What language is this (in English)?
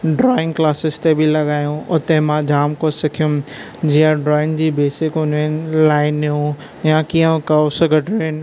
Sindhi